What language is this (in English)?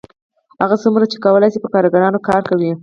Pashto